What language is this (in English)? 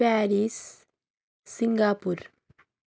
Nepali